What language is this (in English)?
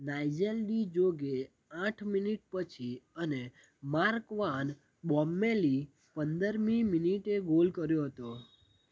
Gujarati